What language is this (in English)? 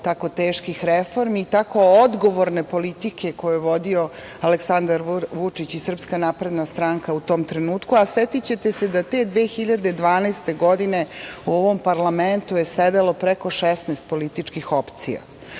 Serbian